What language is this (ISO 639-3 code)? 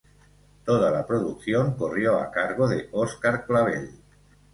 spa